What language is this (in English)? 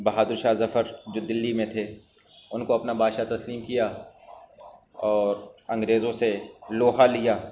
Urdu